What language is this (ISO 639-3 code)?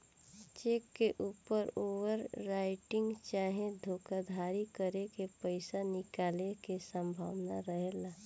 bho